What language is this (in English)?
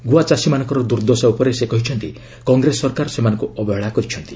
Odia